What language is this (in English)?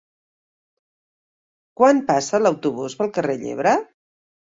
Catalan